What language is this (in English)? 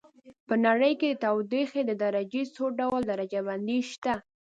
Pashto